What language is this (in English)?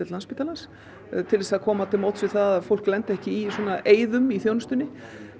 Icelandic